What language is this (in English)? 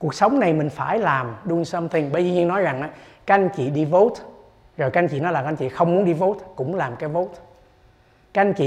Vietnamese